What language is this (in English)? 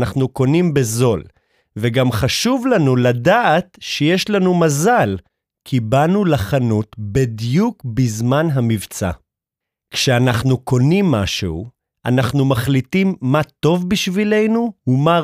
Hebrew